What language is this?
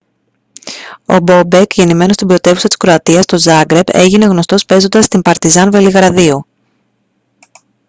Greek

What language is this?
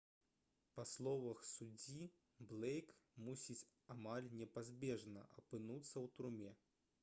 Belarusian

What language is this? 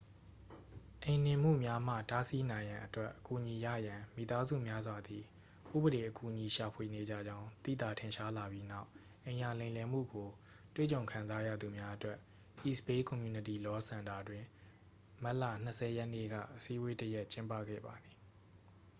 Burmese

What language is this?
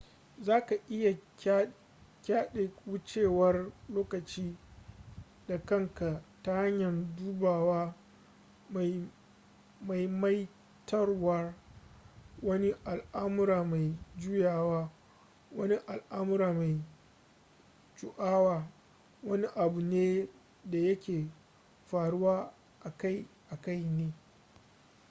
Hausa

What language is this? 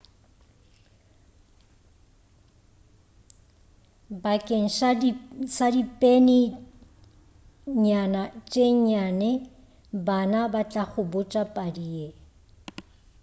Northern Sotho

